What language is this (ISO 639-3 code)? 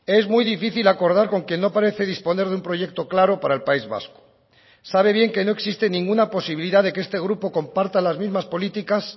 spa